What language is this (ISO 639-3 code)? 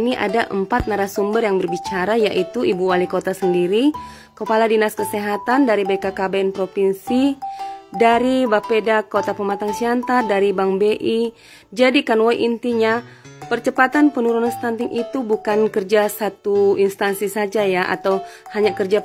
ind